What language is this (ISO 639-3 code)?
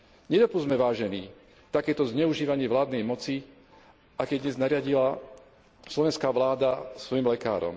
slk